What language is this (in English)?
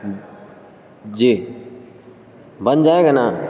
Urdu